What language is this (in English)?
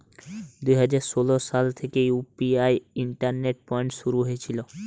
Bangla